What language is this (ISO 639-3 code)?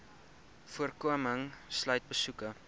afr